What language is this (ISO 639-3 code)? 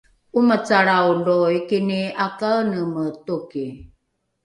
dru